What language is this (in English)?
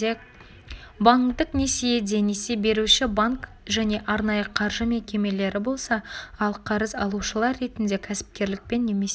Kazakh